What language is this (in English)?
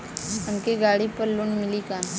Bhojpuri